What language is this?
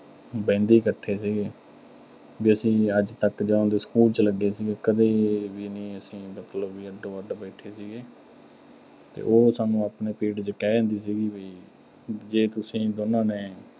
Punjabi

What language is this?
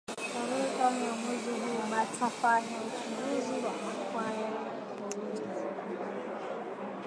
Swahili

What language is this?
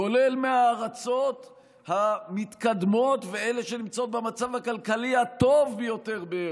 Hebrew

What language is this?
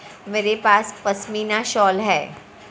Hindi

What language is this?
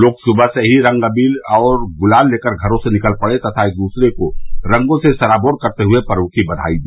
Hindi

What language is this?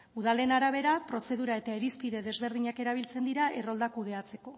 Basque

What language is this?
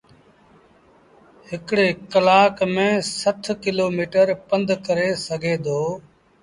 Sindhi Bhil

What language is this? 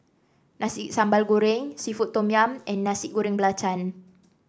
English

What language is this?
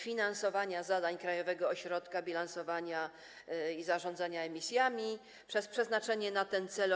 Polish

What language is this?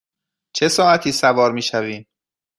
Persian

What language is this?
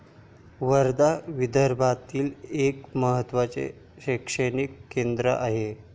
Marathi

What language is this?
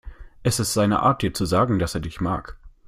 German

